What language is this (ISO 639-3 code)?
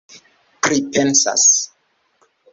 epo